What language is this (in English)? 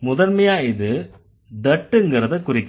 Tamil